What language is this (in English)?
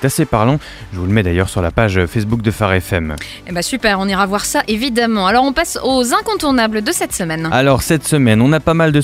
French